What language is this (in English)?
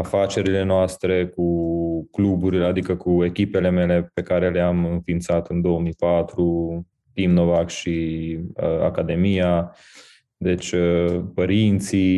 Romanian